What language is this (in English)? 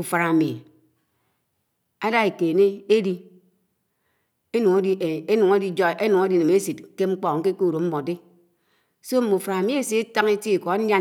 Anaang